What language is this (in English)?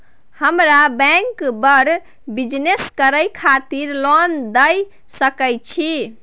Maithili